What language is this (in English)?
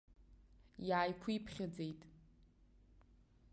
Abkhazian